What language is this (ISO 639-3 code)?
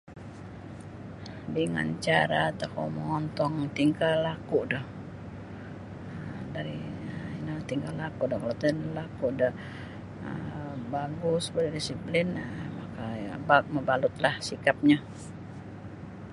bsy